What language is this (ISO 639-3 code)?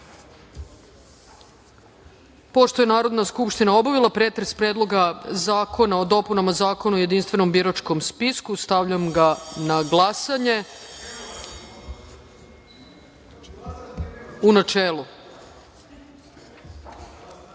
srp